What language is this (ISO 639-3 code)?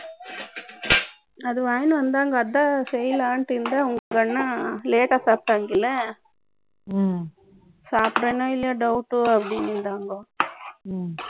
tam